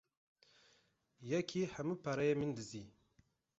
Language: Kurdish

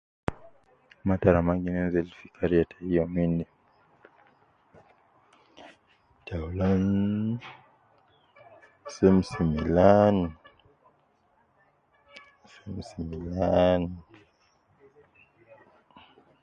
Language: Nubi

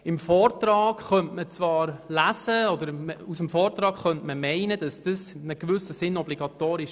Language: Swiss German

